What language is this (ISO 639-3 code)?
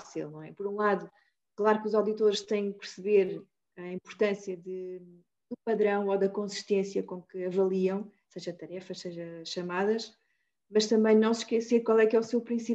por